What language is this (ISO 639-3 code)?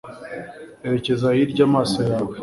kin